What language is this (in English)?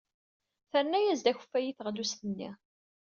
Kabyle